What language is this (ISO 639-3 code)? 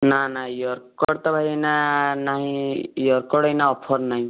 ori